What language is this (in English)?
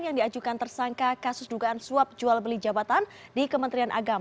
Indonesian